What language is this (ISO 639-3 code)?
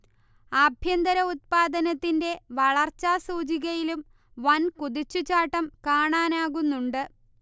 mal